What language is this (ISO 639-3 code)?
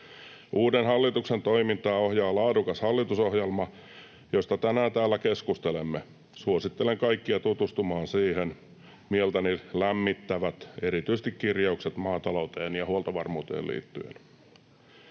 fin